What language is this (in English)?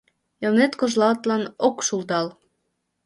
Mari